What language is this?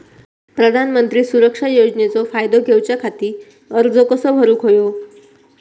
Marathi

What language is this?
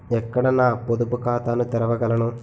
Telugu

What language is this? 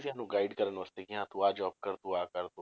Punjabi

